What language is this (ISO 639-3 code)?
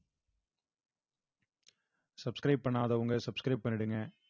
tam